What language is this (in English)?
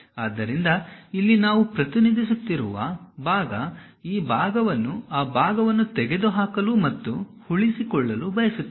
Kannada